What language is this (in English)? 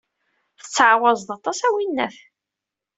Kabyle